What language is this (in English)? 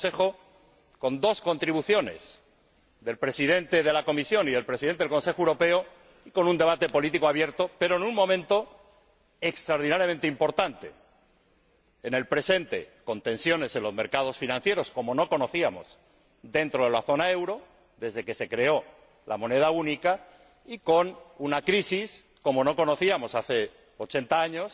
Spanish